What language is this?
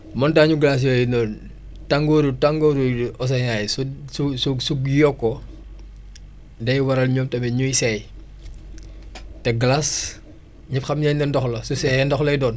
Wolof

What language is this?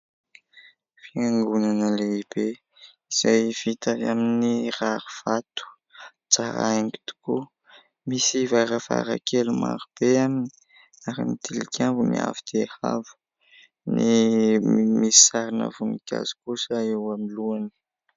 Malagasy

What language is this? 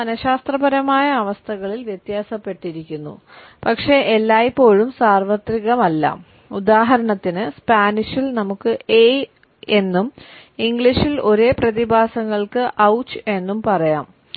Malayalam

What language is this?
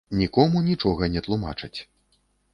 Belarusian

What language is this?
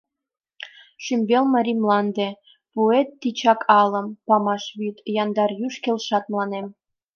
Mari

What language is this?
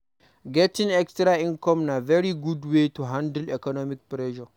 Nigerian Pidgin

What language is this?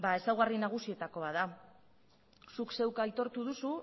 Basque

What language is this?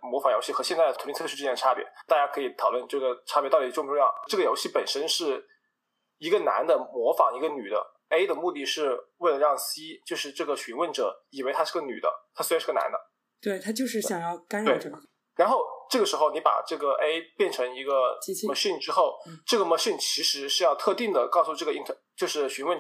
Chinese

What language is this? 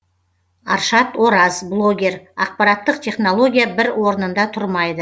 Kazakh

